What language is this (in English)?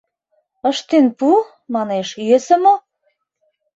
Mari